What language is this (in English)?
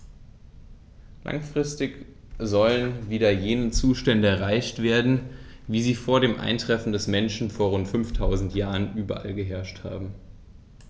German